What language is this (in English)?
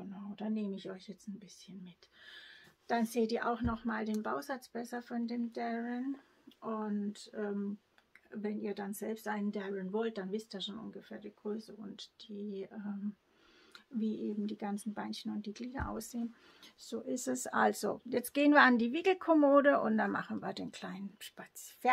German